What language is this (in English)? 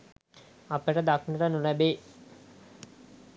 Sinhala